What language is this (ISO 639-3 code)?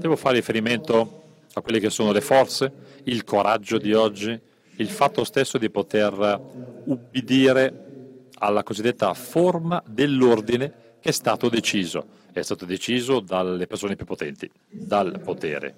ita